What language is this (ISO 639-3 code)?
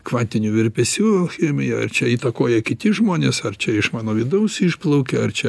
lit